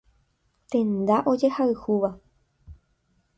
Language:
Guarani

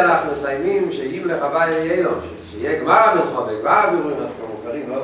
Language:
Hebrew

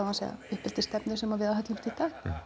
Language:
Icelandic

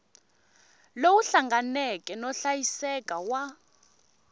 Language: Tsonga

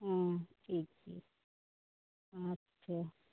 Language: Santali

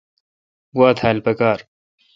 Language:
Kalkoti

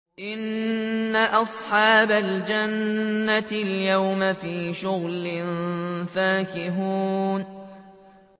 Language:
Arabic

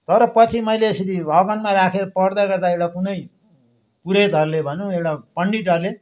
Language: Nepali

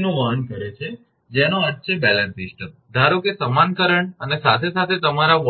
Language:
Gujarati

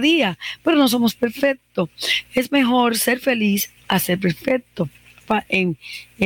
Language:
Spanish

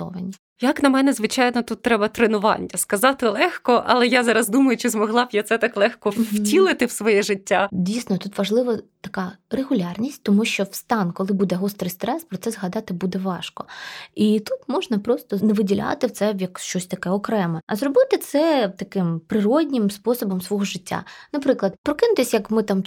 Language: Ukrainian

